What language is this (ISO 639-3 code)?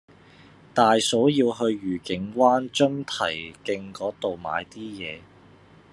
yue